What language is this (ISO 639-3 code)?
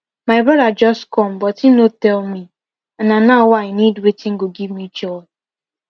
pcm